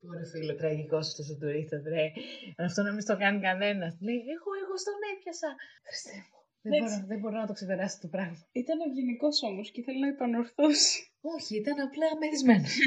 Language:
Greek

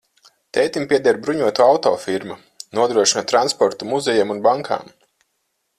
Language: Latvian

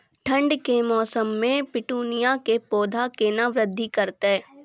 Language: Maithili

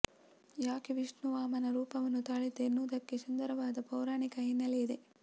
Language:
Kannada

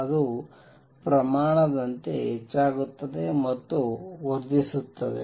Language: Kannada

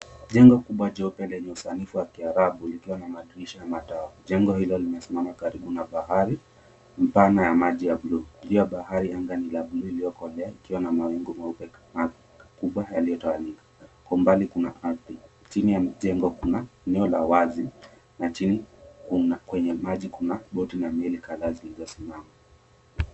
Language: Swahili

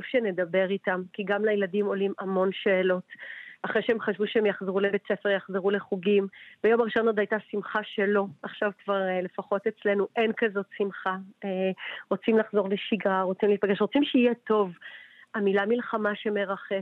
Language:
Hebrew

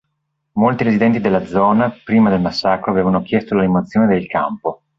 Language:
Italian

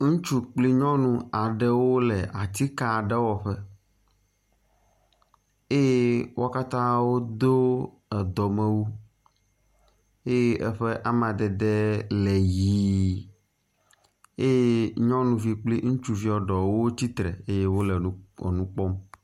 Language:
Ewe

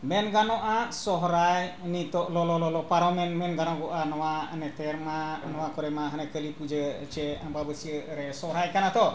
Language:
Santali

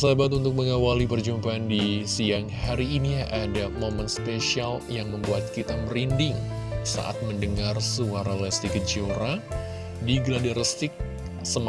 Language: Indonesian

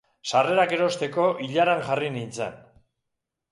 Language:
Basque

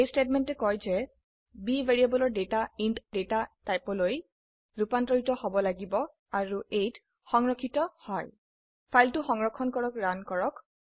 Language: Assamese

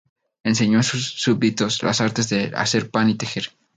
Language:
Spanish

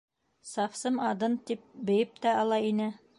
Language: Bashkir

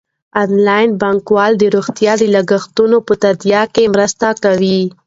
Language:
Pashto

